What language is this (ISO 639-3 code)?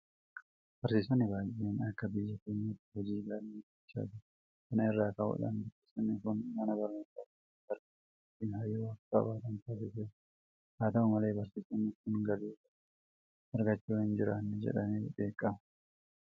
orm